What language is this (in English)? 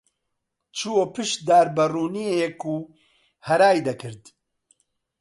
Central Kurdish